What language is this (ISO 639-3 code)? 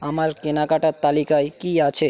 ben